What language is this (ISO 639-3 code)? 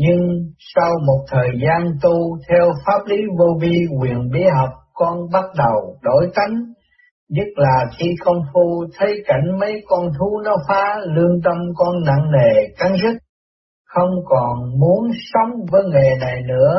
vie